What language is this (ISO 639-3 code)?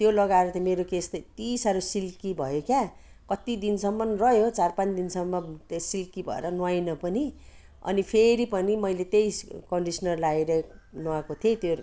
nep